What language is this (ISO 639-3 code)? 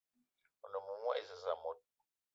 eto